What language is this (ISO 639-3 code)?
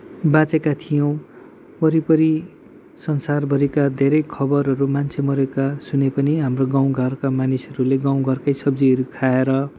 nep